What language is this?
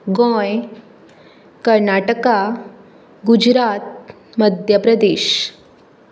Konkani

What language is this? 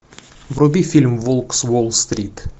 Russian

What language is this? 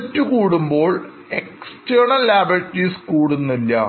Malayalam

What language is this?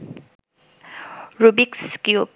Bangla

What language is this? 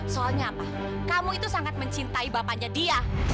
Indonesian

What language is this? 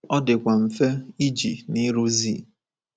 Igbo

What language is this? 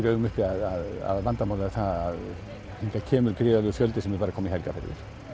Icelandic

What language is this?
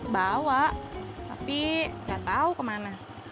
Indonesian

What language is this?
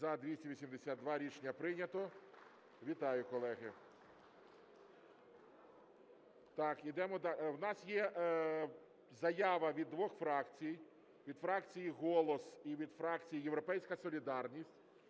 Ukrainian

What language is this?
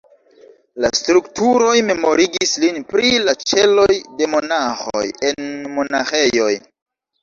Esperanto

